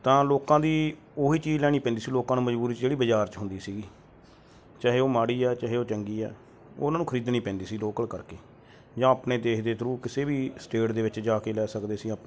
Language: Punjabi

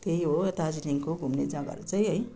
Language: Nepali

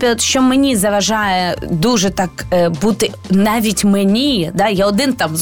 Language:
Ukrainian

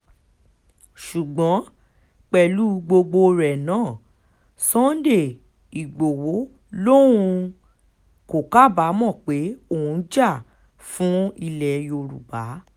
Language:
Yoruba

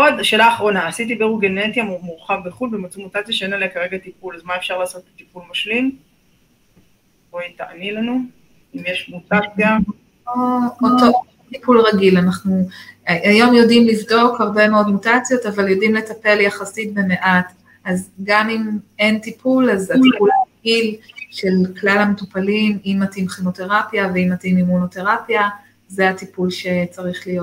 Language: Hebrew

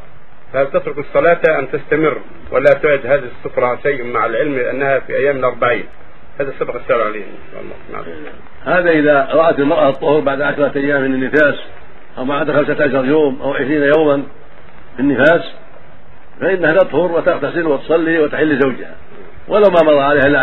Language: Arabic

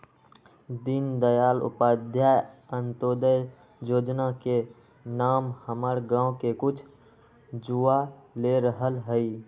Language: Magahi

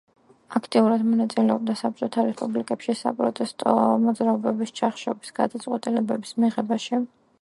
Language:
Georgian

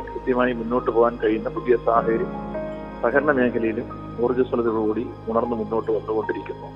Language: Malayalam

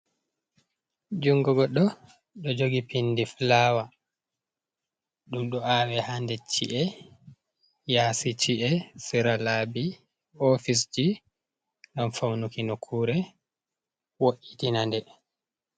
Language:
Fula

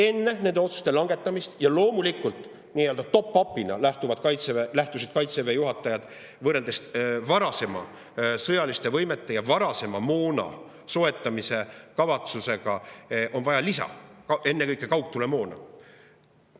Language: Estonian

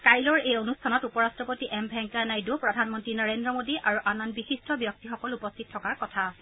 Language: Assamese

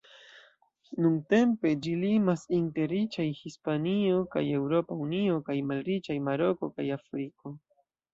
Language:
Esperanto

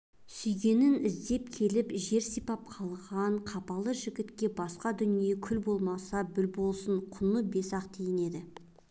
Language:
Kazakh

